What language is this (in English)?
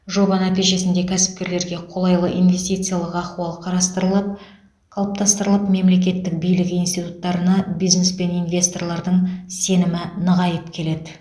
Kazakh